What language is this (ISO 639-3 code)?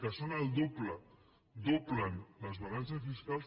cat